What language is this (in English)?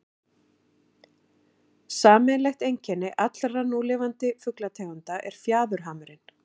Icelandic